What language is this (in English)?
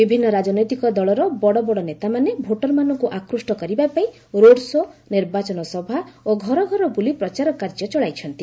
Odia